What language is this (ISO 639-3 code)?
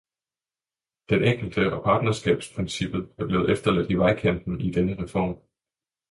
dan